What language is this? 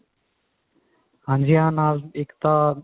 Punjabi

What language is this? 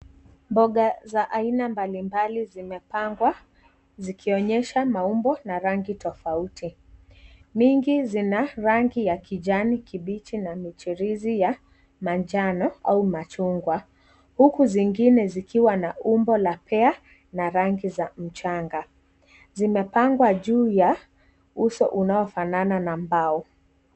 Swahili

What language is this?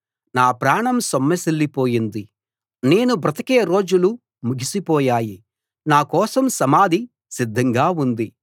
Telugu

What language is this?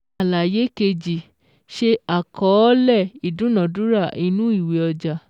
Yoruba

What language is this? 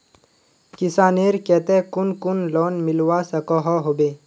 Magahi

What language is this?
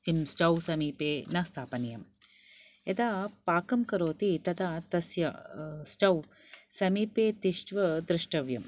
Sanskrit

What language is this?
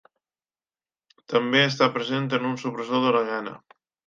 Catalan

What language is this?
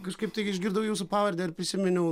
Lithuanian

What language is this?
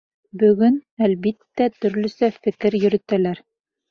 Bashkir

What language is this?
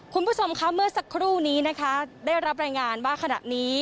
Thai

